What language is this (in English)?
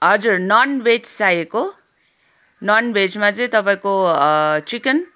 Nepali